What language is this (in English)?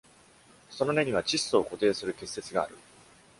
Japanese